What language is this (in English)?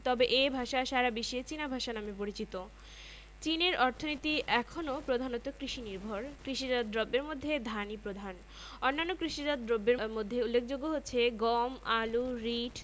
Bangla